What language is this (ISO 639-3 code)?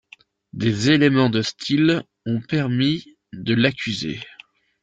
fra